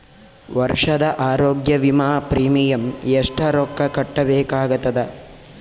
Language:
Kannada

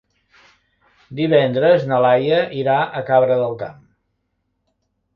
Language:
Catalan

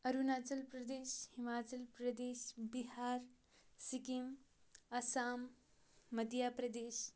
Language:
Kashmiri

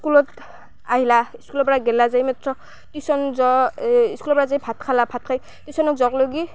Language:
Assamese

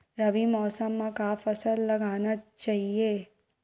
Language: Chhattisgarhi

